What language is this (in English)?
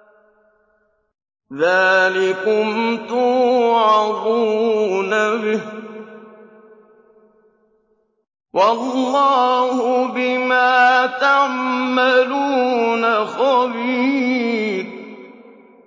Arabic